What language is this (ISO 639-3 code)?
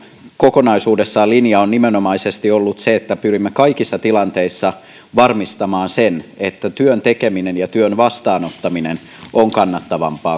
fin